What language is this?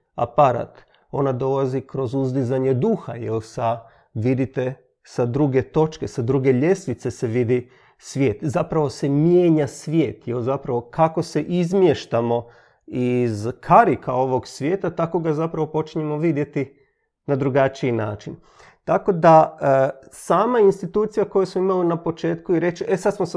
Croatian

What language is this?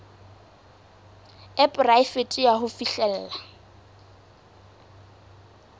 Southern Sotho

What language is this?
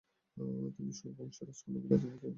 Bangla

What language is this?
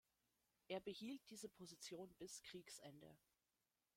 German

